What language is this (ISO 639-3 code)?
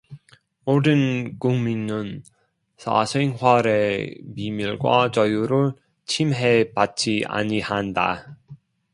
kor